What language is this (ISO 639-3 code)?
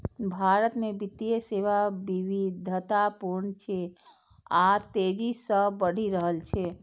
mai